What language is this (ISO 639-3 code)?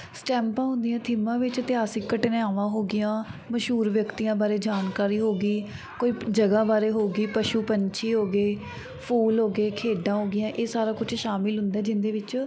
pan